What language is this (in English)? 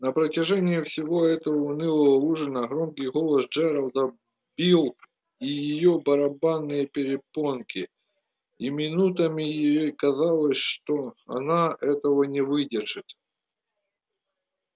Russian